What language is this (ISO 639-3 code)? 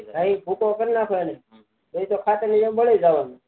guj